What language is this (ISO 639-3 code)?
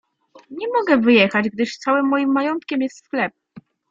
pol